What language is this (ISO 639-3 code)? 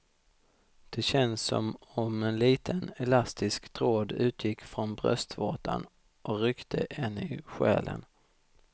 swe